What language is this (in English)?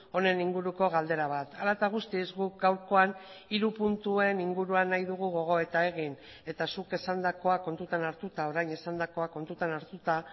Basque